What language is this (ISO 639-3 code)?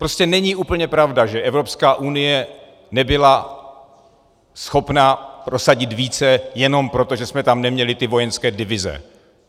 ces